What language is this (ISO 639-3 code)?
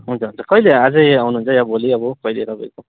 nep